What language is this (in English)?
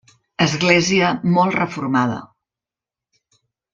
Catalan